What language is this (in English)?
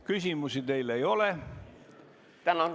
Estonian